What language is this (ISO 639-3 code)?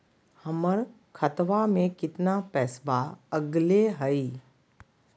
mag